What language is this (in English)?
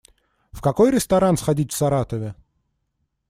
Russian